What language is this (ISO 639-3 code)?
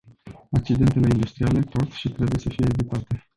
ron